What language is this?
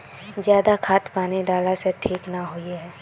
Magahi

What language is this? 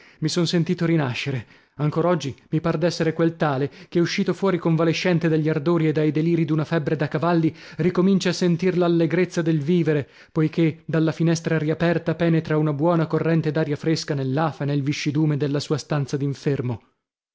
Italian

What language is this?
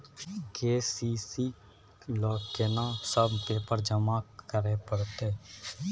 Maithili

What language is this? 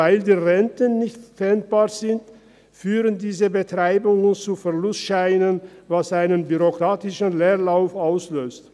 Swiss German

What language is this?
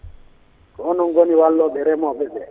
Fula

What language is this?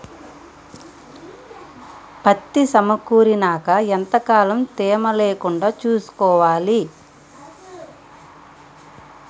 Telugu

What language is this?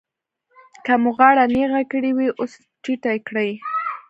Pashto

